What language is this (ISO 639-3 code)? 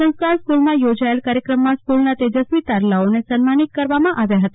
guj